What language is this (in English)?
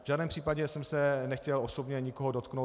Czech